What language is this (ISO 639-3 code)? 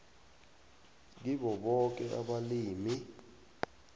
nbl